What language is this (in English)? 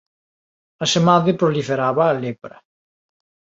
Galician